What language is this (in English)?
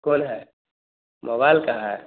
Hindi